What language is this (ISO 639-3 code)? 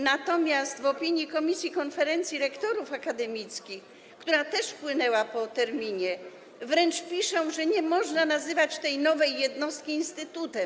pol